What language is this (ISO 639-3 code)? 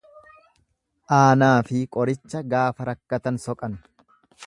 orm